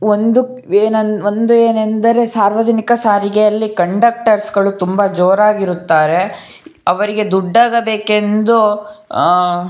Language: Kannada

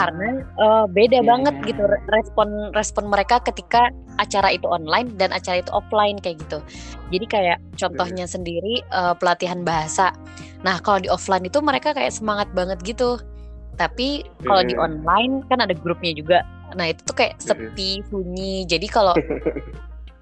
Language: Indonesian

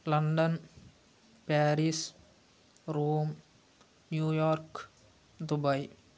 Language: Telugu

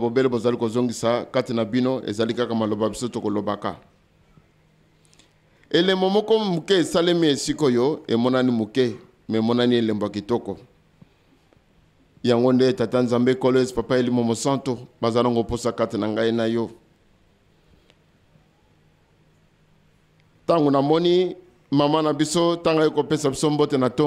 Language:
French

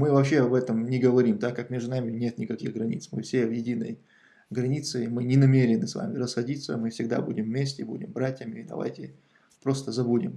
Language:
Russian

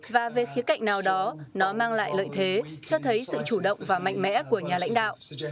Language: Vietnamese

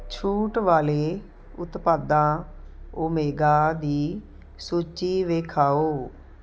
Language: Punjabi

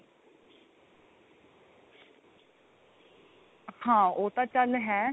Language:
Punjabi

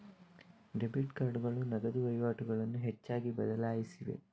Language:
Kannada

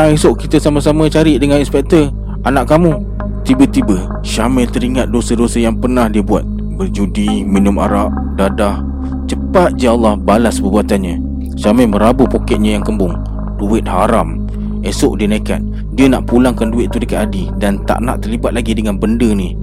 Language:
Malay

